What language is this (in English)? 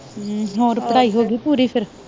Punjabi